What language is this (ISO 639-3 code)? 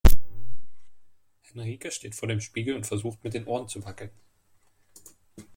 deu